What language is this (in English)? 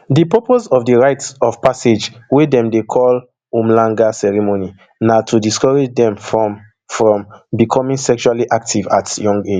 Nigerian Pidgin